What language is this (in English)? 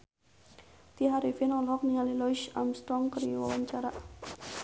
Sundanese